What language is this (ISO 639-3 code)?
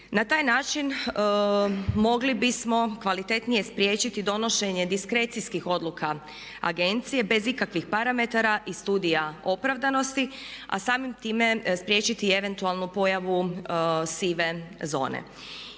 hrv